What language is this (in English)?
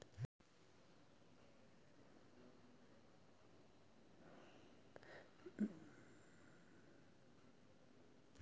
Maithili